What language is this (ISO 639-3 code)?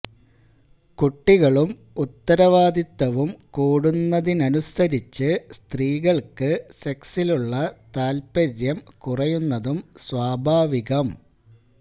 mal